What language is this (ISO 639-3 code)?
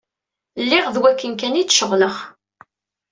kab